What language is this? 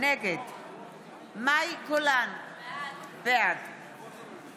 Hebrew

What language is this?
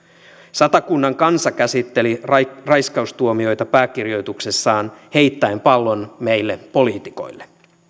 Finnish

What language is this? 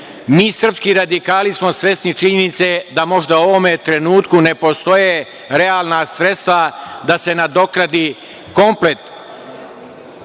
Serbian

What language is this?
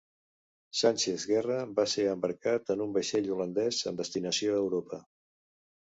Catalan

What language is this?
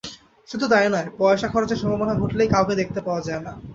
Bangla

